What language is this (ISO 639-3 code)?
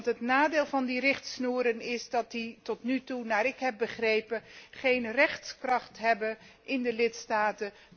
nld